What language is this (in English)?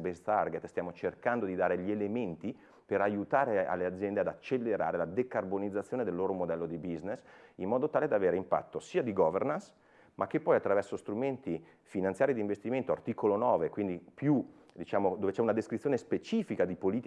Italian